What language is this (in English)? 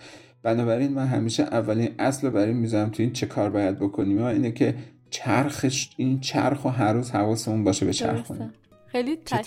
Persian